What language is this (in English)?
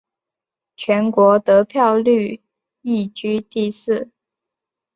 Chinese